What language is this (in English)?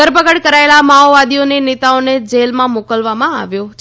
Gujarati